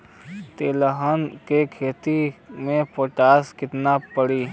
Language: Bhojpuri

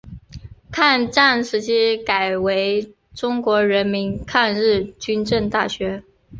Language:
Chinese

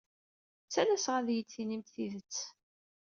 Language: Kabyle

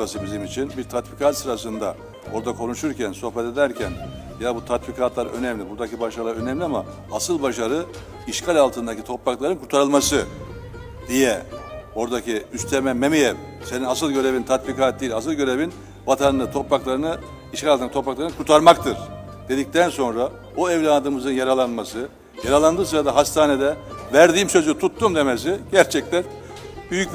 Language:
Turkish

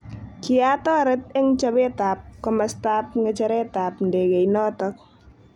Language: Kalenjin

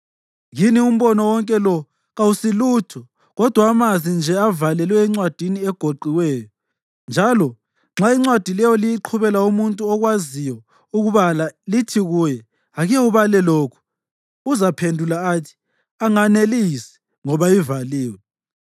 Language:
North Ndebele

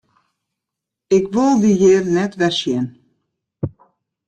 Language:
Western Frisian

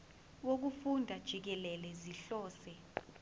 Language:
Zulu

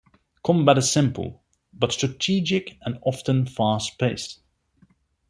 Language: English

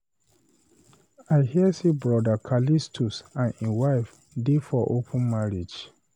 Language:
Nigerian Pidgin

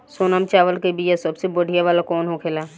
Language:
Bhojpuri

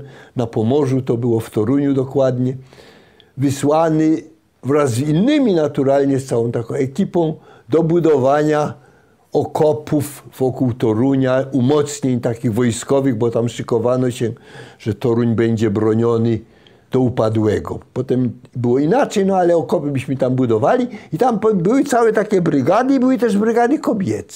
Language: Polish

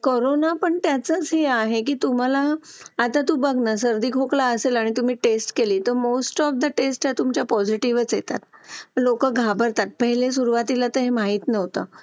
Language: Marathi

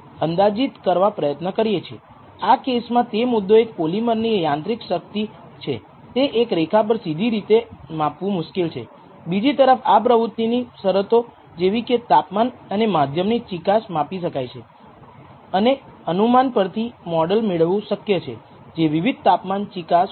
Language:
Gujarati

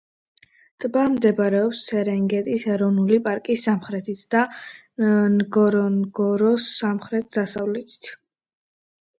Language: Georgian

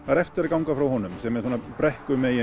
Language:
Icelandic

